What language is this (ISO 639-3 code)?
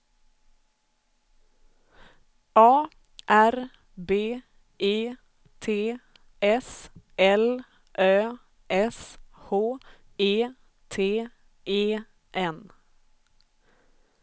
swe